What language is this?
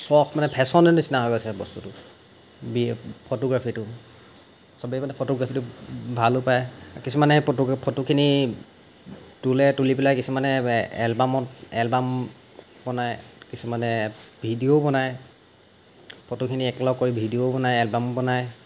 Assamese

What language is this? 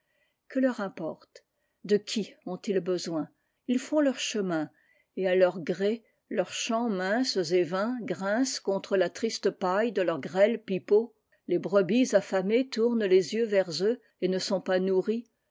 French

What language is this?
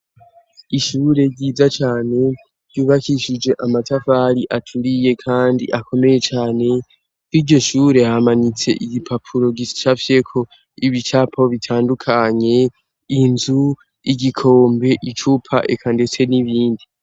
Rundi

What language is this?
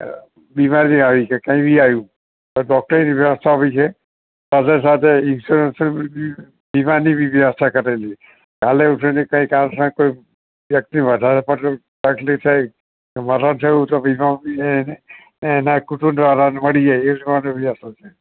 Gujarati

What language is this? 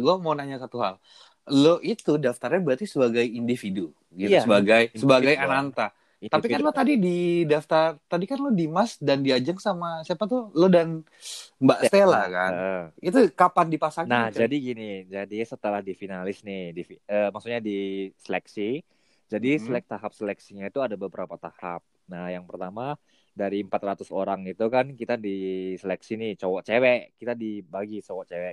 Indonesian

